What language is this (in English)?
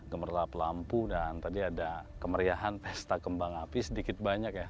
Indonesian